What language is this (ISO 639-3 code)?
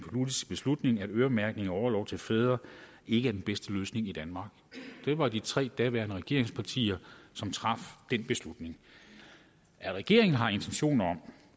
dan